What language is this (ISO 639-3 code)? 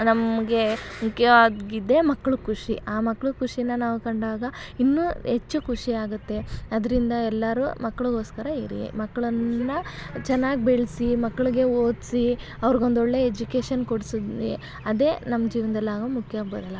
kan